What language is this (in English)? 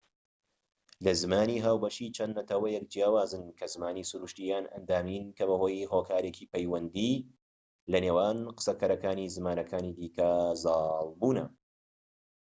Central Kurdish